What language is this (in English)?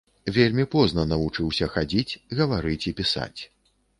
Belarusian